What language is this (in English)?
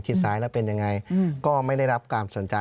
Thai